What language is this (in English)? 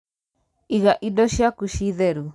Kikuyu